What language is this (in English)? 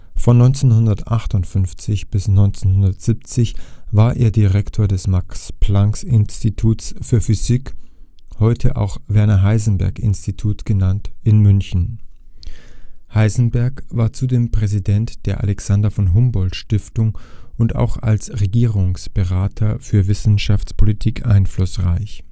German